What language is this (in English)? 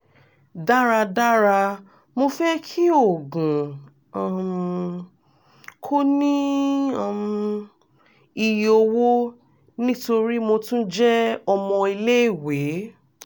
Yoruba